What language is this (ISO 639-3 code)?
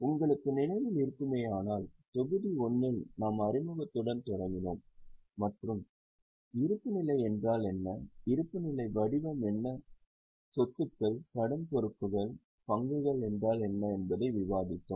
tam